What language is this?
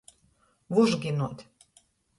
Latgalian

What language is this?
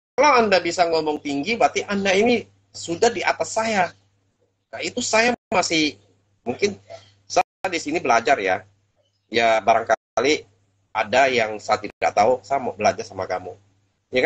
Indonesian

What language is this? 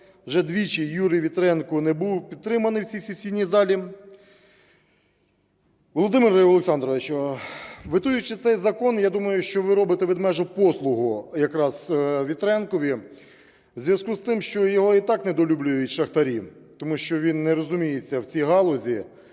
Ukrainian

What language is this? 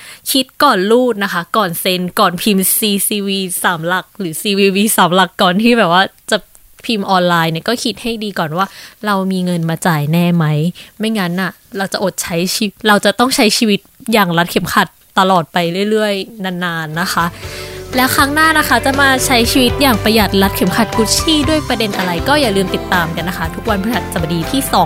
Thai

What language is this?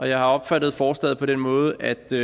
Danish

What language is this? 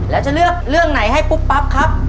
Thai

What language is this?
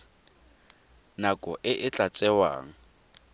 Tswana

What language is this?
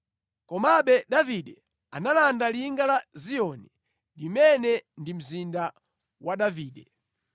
Nyanja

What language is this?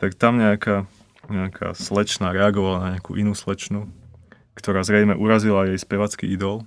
Slovak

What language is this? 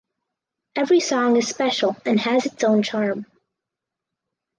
English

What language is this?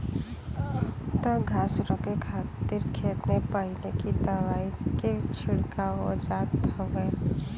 Bhojpuri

